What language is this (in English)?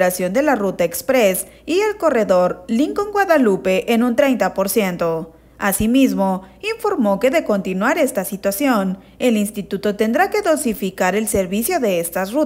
Spanish